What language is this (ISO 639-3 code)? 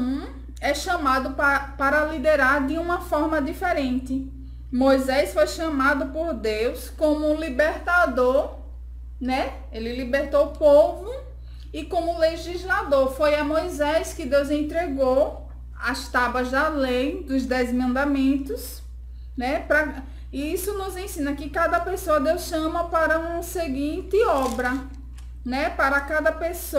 por